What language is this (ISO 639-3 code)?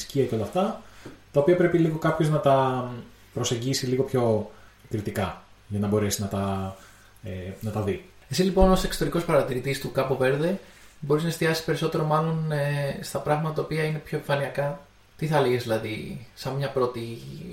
ell